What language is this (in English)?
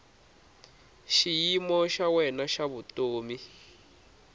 Tsonga